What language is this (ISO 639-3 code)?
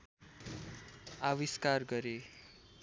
nep